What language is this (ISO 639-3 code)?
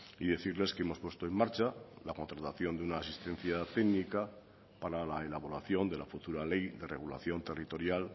spa